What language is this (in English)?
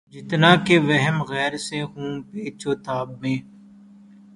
Urdu